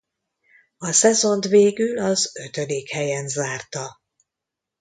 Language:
Hungarian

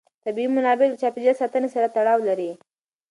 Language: Pashto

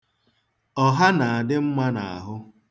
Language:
Igbo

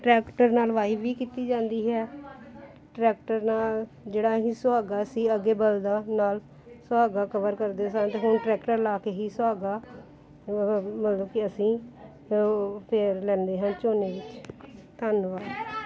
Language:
Punjabi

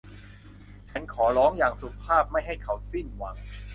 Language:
Thai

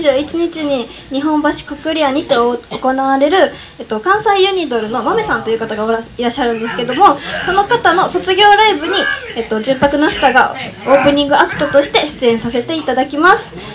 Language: Japanese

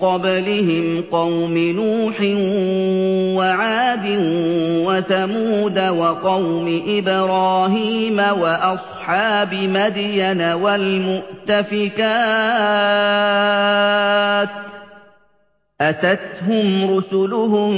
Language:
Arabic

